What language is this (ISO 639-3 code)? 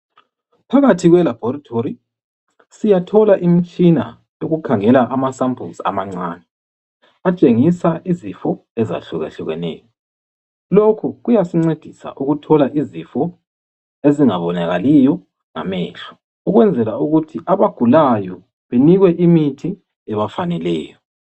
nde